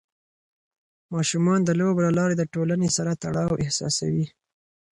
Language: Pashto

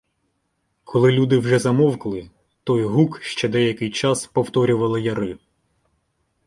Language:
Ukrainian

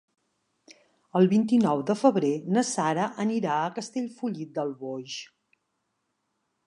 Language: Catalan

